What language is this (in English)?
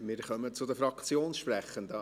Swiss German